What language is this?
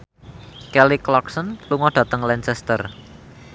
Javanese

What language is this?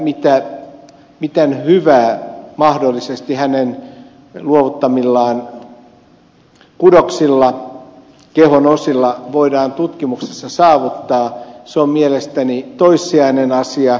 Finnish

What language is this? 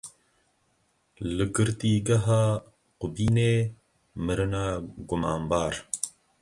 Kurdish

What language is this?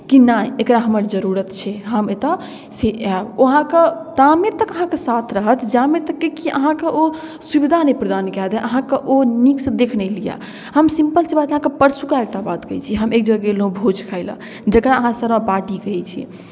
Maithili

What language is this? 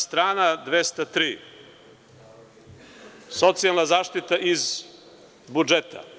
Serbian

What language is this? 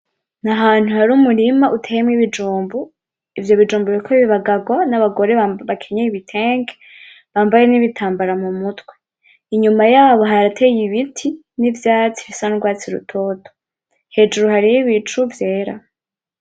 Rundi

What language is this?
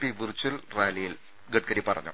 Malayalam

